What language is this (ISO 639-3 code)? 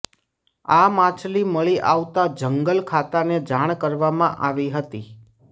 guj